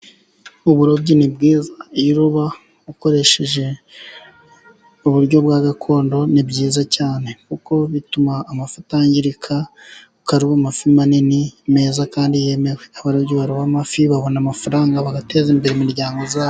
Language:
Kinyarwanda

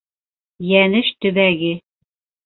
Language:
Bashkir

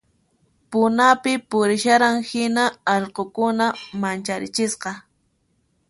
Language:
Puno Quechua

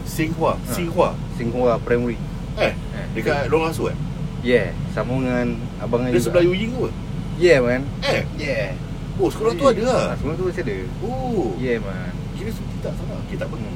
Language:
Malay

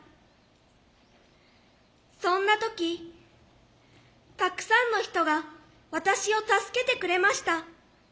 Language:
Japanese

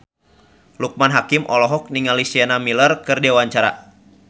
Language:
Sundanese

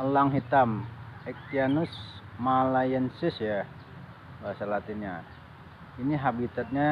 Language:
Indonesian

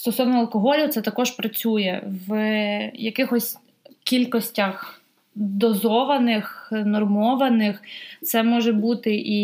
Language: Ukrainian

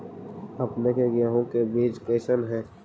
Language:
Magahi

